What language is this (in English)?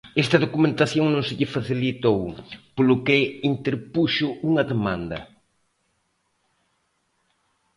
Galician